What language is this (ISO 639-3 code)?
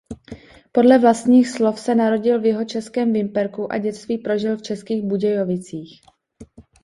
ces